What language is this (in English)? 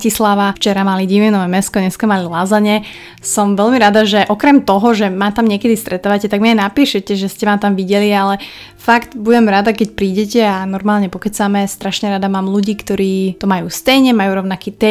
Slovak